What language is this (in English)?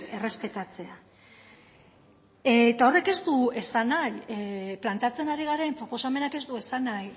Basque